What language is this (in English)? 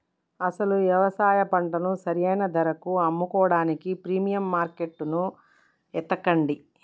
Telugu